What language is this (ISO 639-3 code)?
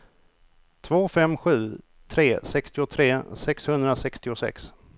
swe